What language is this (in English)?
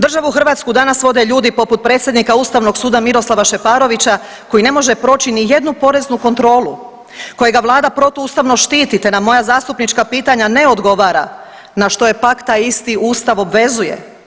Croatian